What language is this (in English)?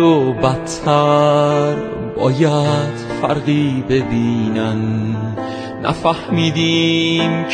Persian